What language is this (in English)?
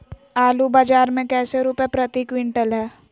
Magahi